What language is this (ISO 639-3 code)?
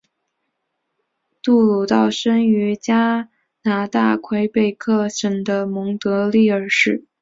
zho